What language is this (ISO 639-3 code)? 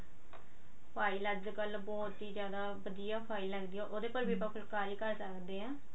pan